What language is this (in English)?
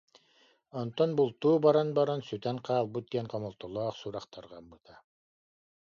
Yakut